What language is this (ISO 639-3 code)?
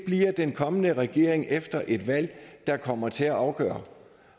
dan